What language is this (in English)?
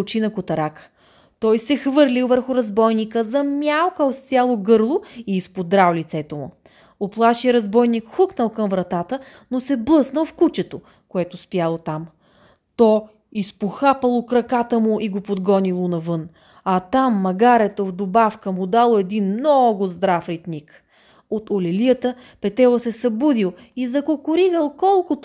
Bulgarian